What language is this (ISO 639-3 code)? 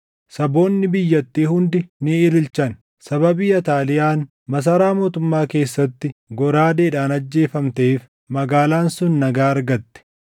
orm